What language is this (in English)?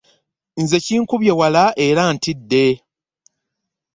Ganda